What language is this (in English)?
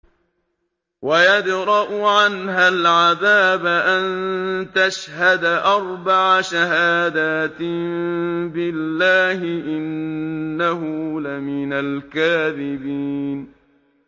Arabic